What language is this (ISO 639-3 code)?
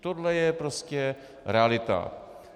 ces